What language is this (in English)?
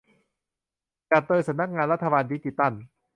Thai